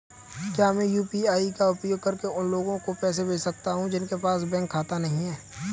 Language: Hindi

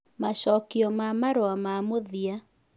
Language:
Kikuyu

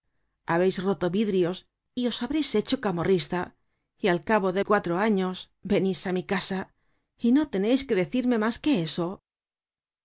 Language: Spanish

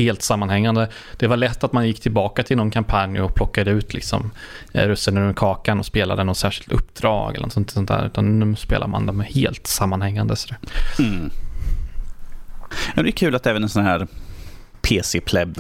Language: Swedish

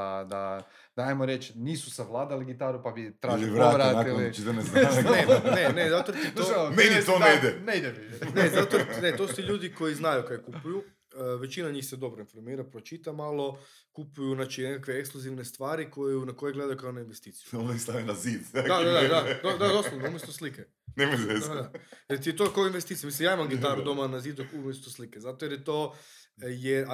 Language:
Croatian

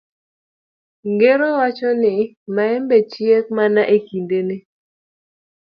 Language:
Luo (Kenya and Tanzania)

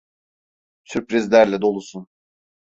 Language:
Turkish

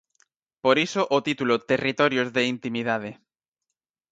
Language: Galician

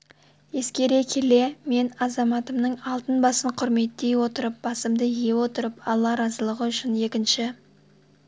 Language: Kazakh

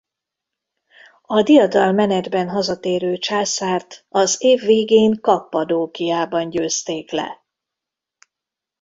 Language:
Hungarian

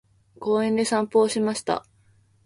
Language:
Japanese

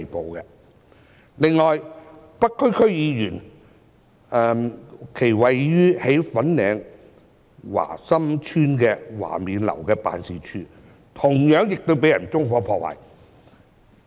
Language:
Cantonese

